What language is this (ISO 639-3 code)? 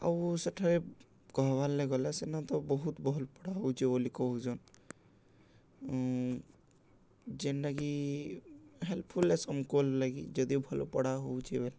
ori